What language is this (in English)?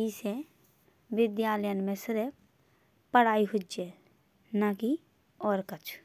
Bundeli